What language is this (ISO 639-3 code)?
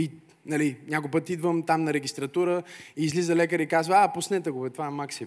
bul